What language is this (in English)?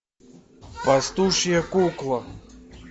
Russian